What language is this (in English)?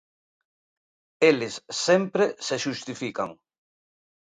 Galician